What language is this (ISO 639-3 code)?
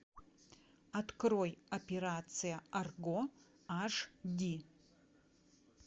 rus